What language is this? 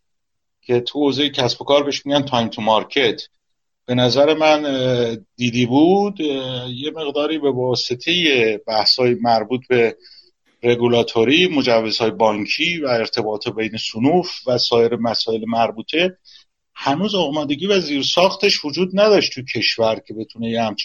Persian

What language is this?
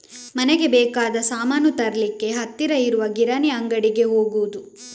Kannada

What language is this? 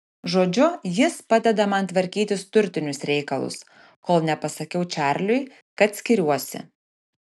Lithuanian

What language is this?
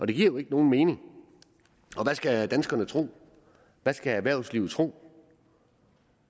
Danish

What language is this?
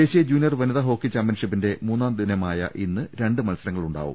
Malayalam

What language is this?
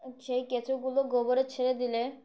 Bangla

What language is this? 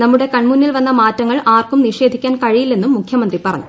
Malayalam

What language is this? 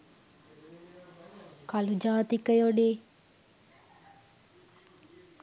Sinhala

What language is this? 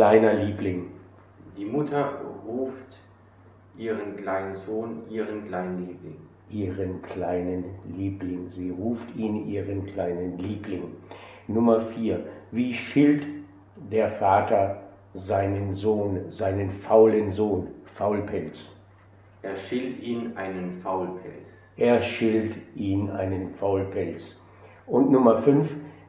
German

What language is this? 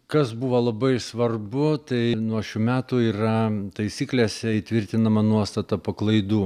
Lithuanian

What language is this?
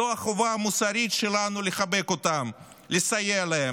Hebrew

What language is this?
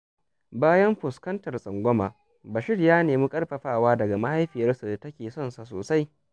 Hausa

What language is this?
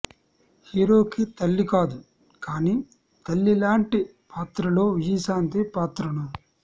Telugu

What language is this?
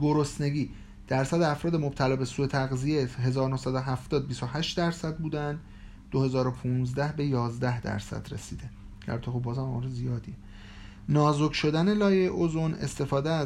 Persian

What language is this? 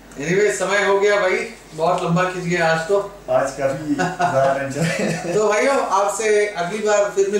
Hindi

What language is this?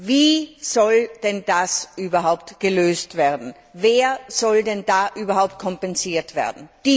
German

